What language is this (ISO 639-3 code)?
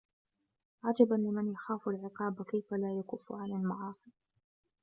ara